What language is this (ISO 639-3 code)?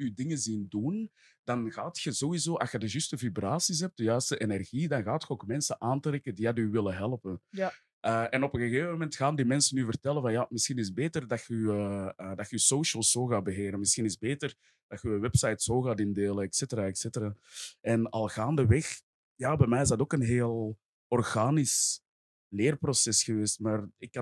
nld